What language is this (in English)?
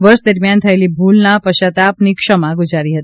Gujarati